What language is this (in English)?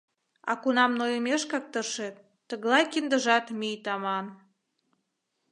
Mari